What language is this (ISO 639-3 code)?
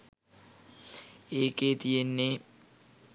sin